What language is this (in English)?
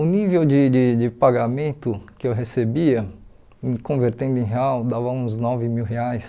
Portuguese